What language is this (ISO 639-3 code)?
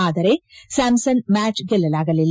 kan